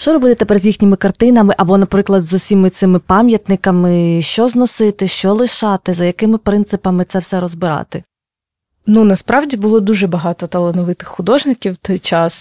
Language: Ukrainian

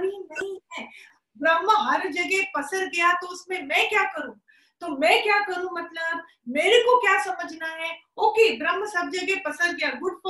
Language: Hindi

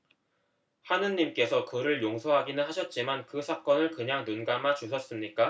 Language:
Korean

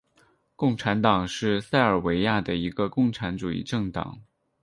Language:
Chinese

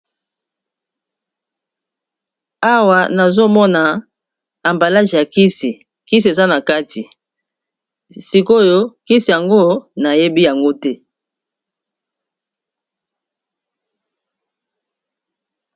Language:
Lingala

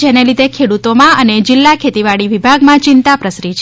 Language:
Gujarati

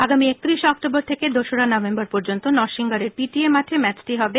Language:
Bangla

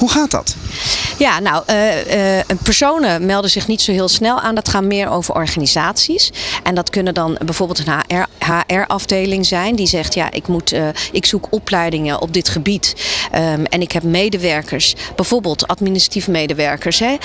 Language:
Dutch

